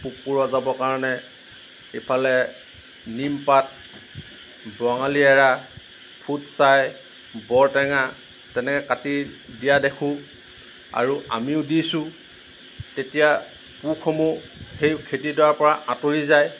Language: Assamese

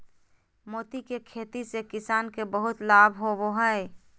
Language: Magahi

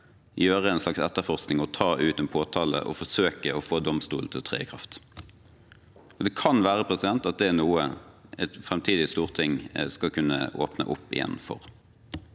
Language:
Norwegian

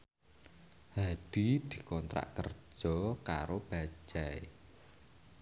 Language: Javanese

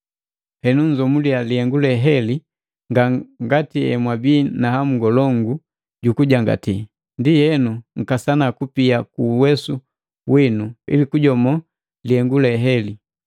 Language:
Matengo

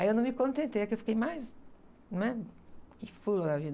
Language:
Portuguese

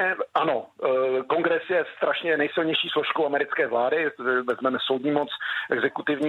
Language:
Czech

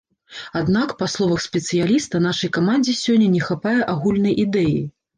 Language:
Belarusian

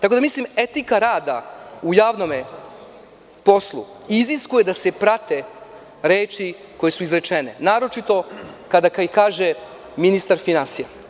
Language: Serbian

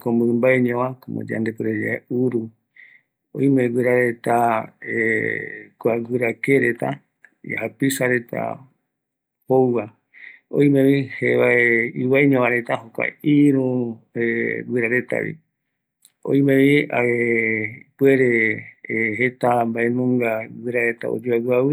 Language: Eastern Bolivian Guaraní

